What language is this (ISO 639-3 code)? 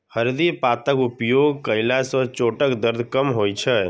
mai